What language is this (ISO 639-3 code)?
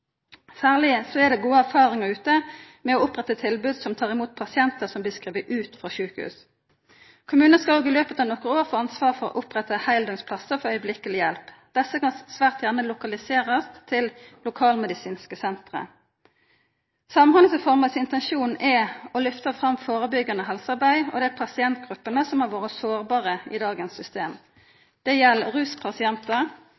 nno